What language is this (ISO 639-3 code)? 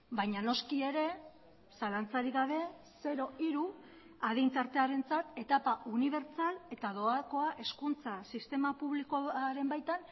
eus